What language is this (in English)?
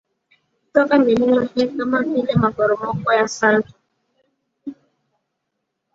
Swahili